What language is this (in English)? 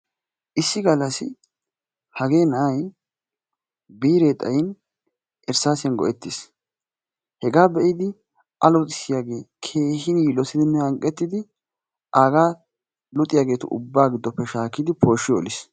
Wolaytta